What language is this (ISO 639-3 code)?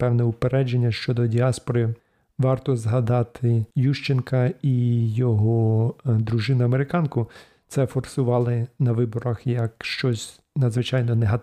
ukr